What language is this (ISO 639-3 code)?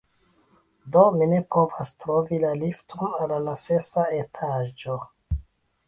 epo